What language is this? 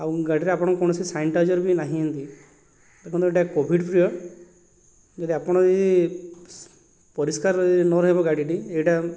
Odia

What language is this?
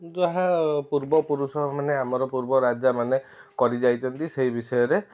Odia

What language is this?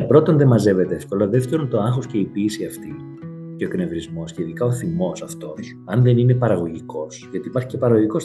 Greek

